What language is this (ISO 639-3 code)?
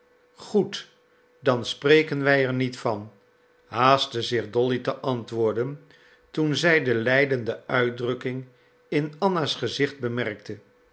nld